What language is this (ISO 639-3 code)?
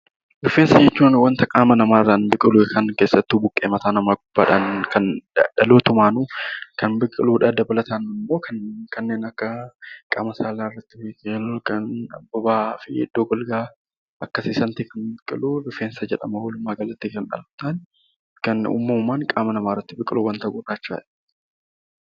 orm